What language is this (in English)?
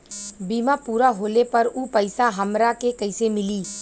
Bhojpuri